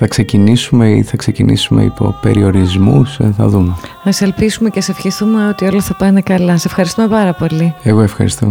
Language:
Greek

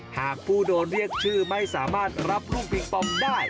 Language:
Thai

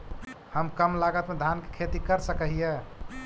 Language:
Magahi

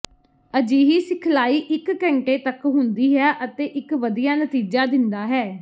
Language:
Punjabi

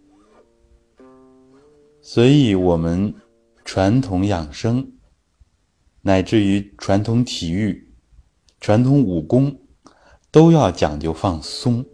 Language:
Chinese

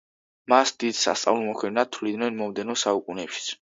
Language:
Georgian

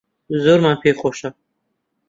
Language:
Central Kurdish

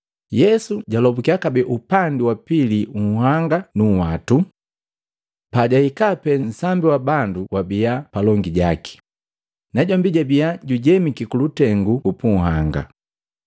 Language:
Matengo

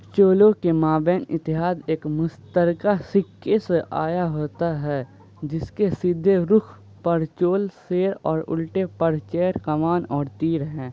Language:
Urdu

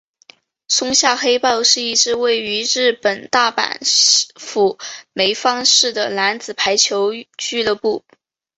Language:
Chinese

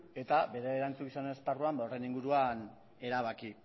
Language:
Basque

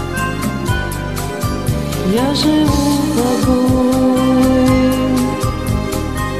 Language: Russian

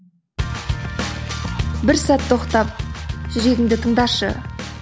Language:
Kazakh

